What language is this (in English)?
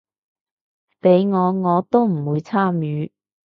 Cantonese